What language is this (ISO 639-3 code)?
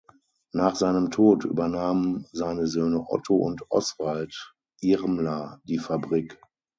deu